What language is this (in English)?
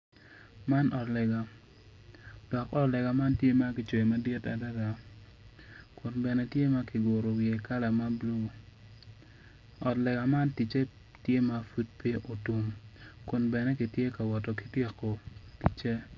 Acoli